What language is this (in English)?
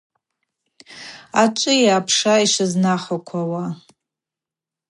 Abaza